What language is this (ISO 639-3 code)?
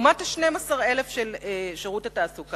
heb